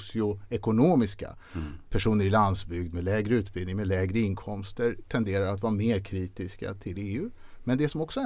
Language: Swedish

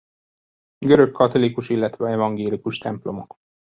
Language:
Hungarian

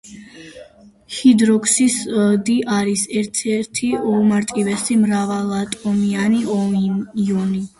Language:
Georgian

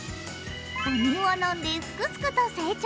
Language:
Japanese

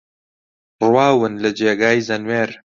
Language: Central Kurdish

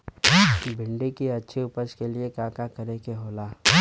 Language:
Bhojpuri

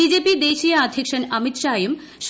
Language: Malayalam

